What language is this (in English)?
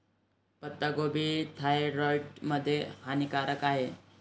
Marathi